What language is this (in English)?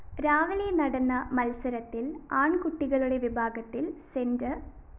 Malayalam